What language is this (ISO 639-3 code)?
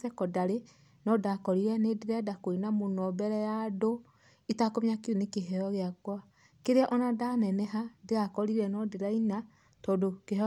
kik